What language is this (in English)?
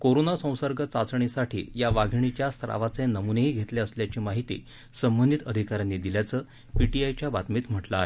Marathi